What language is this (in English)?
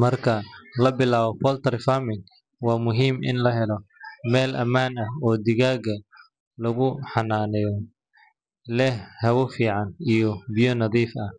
Somali